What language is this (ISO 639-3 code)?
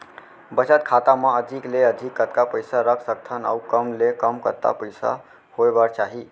hne